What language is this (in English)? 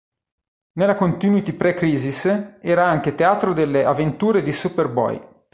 Italian